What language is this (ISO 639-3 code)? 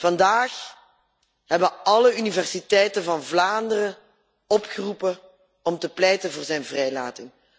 nld